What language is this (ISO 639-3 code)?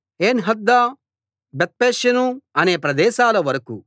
tel